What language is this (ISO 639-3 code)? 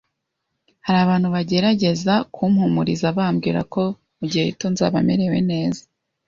kin